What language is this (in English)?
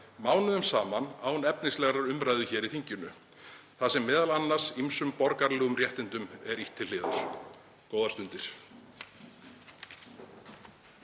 Icelandic